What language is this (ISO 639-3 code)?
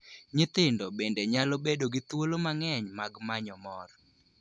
luo